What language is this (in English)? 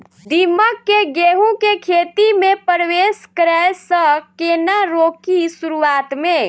Maithili